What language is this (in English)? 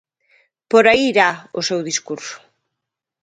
Galician